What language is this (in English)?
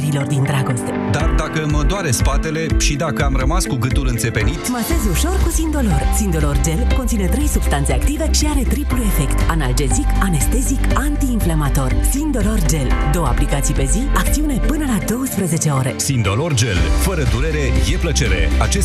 Romanian